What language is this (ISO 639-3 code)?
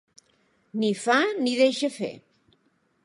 cat